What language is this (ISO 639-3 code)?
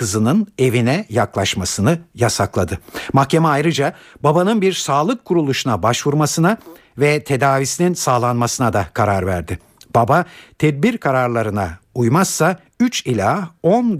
tur